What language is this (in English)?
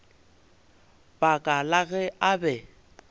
Northern Sotho